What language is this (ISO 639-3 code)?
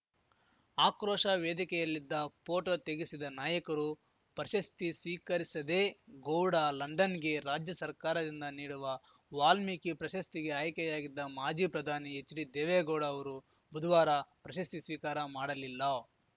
kan